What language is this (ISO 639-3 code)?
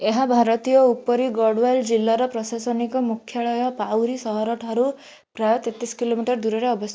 ori